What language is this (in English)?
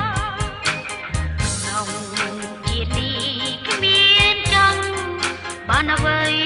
Thai